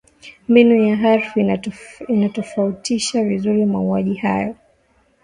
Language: Swahili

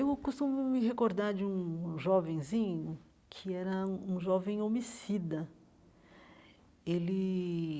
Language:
Portuguese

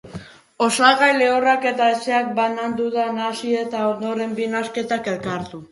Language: Basque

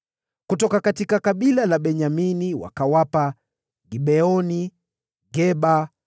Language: Swahili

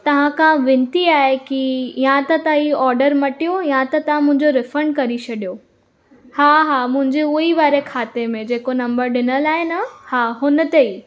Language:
Sindhi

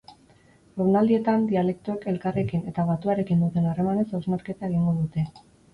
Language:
Basque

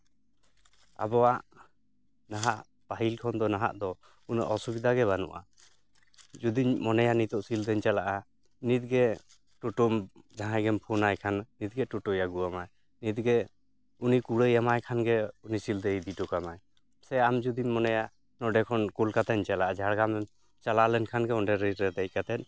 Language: Santali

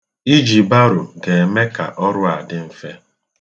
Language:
Igbo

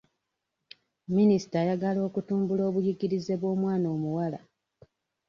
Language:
Ganda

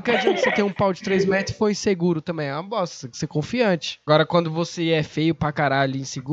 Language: Portuguese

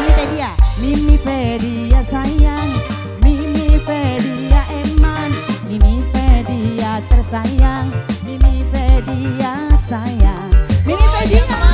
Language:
Indonesian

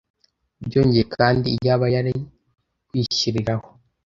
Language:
Kinyarwanda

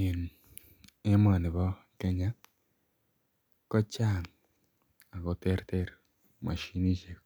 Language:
Kalenjin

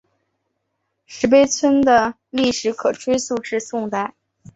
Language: Chinese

